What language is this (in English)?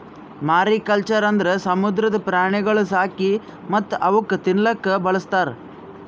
Kannada